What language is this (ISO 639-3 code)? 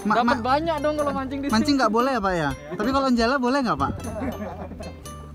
ind